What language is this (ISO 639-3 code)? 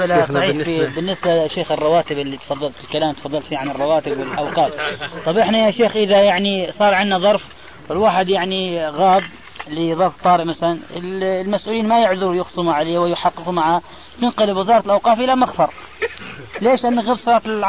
ara